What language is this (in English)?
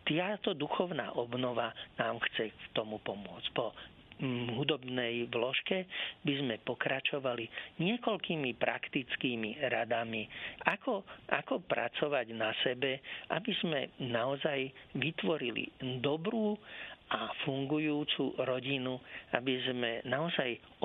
Slovak